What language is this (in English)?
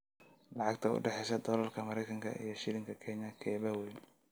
Somali